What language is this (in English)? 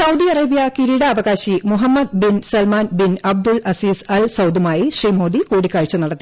Malayalam